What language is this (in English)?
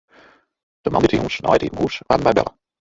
Western Frisian